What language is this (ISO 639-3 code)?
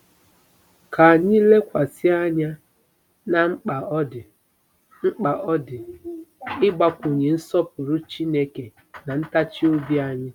ibo